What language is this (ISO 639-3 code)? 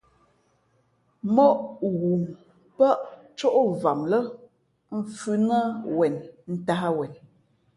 fmp